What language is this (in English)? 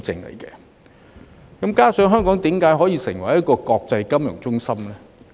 Cantonese